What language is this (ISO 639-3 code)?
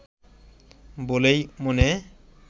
ben